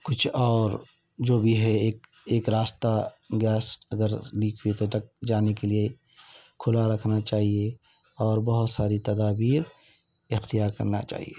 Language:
Urdu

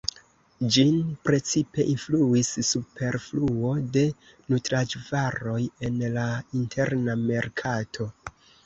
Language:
Esperanto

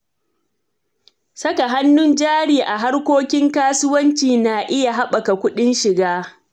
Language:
Hausa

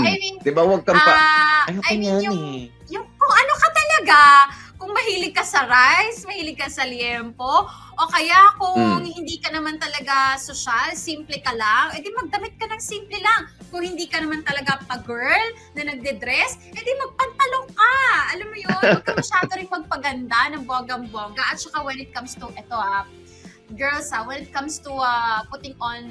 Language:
Filipino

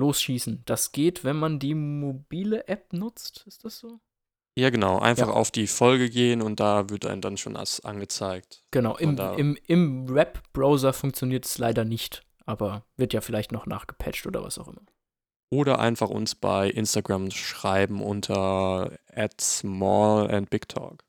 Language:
German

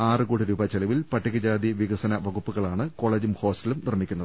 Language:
Malayalam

